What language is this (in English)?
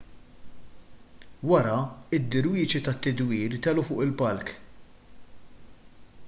Maltese